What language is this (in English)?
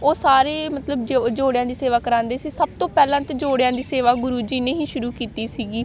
Punjabi